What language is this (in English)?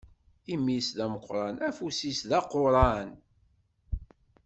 Kabyle